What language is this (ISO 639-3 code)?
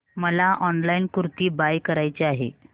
mar